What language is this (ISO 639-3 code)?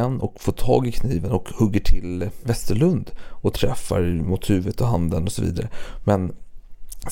swe